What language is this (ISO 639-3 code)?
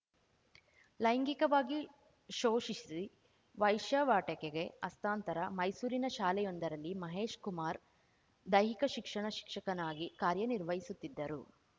kan